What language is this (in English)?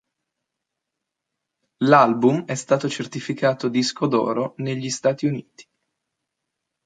Italian